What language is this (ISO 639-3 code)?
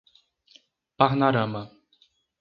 por